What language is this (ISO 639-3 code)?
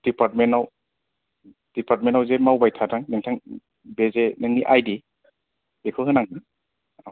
brx